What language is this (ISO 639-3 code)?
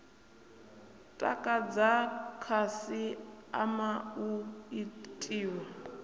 ven